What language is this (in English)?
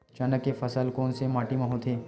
Chhattisgarhi